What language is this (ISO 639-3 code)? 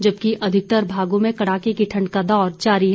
hin